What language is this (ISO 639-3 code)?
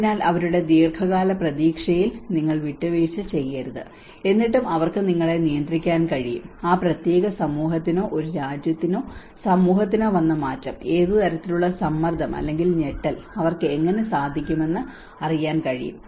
mal